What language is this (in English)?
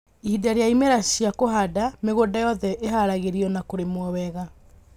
Kikuyu